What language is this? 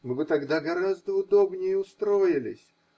Russian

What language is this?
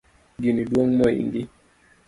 Luo (Kenya and Tanzania)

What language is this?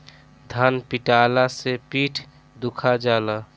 Bhojpuri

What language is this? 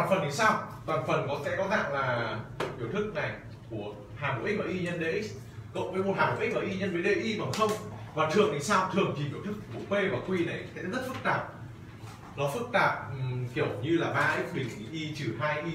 Vietnamese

